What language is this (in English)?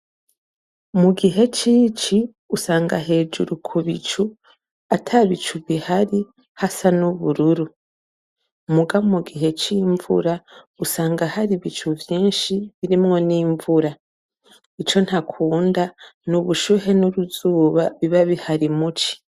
Rundi